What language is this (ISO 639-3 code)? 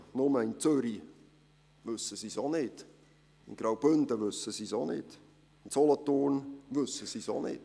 gsw